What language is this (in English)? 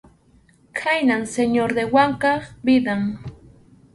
Arequipa-La Unión Quechua